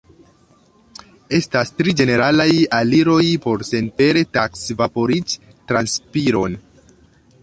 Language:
Esperanto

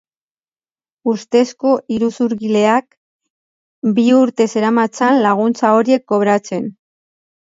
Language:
Basque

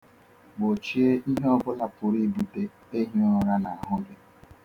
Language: Igbo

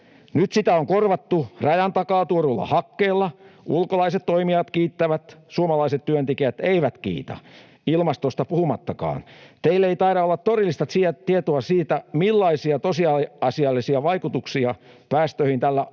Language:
Finnish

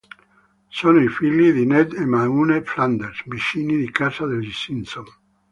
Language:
Italian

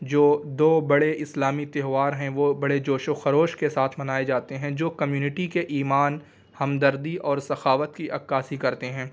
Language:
Urdu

